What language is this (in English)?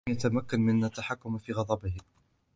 Arabic